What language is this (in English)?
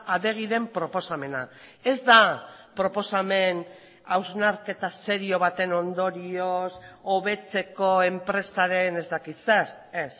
Basque